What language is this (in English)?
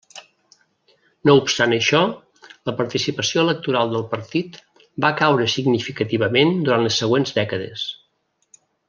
Catalan